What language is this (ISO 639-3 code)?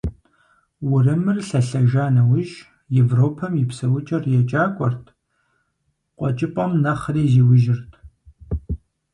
kbd